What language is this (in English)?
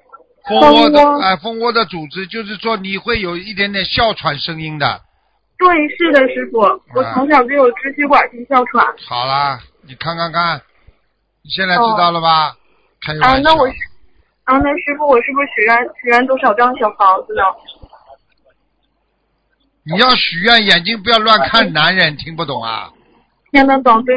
Chinese